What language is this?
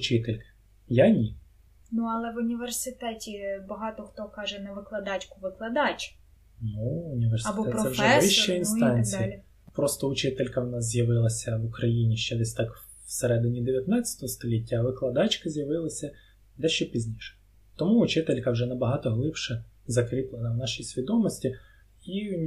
Ukrainian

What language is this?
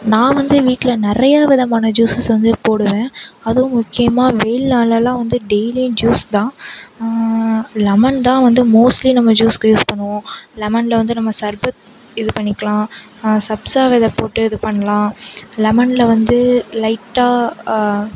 Tamil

